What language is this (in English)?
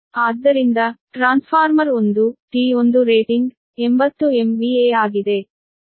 Kannada